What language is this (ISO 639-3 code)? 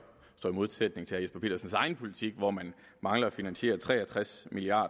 dan